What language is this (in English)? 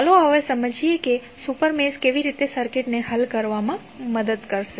Gujarati